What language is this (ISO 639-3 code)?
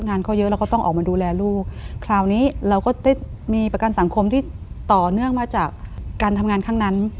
tha